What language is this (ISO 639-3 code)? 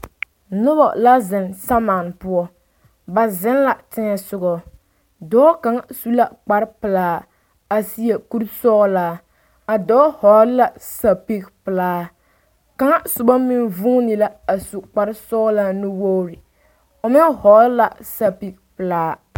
dga